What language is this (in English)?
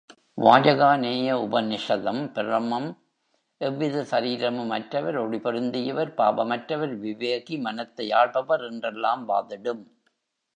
Tamil